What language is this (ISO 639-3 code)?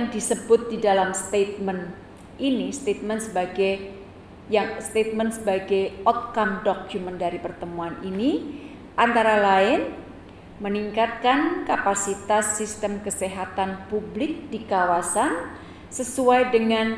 ind